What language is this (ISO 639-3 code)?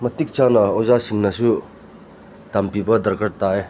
mni